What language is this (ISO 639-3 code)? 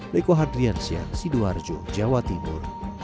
ind